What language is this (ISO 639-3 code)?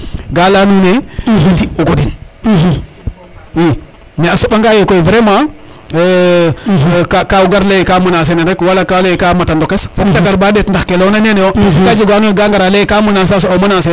srr